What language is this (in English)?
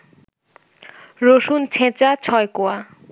Bangla